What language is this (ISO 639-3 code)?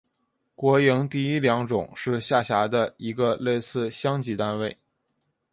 zho